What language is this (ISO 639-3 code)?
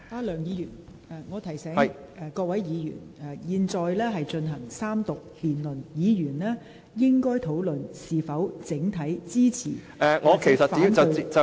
yue